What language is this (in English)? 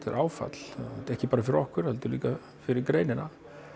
Icelandic